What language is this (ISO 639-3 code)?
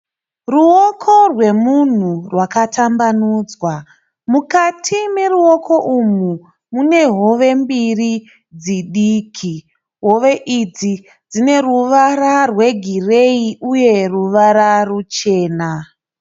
sna